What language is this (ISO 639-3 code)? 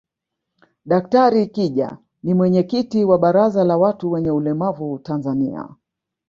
swa